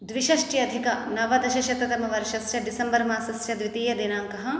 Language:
Sanskrit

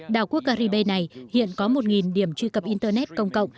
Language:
Vietnamese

